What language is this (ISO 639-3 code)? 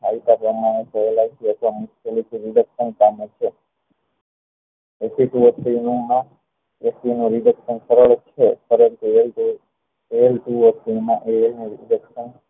guj